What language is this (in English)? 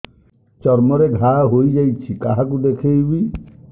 Odia